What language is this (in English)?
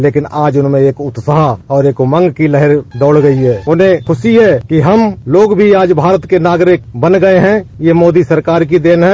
Hindi